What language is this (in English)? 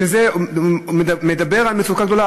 Hebrew